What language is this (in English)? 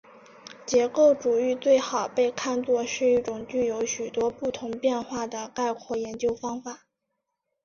Chinese